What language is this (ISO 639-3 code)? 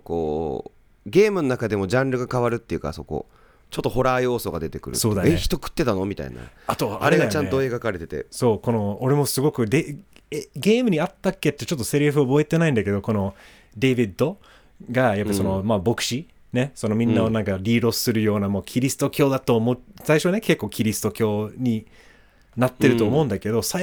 jpn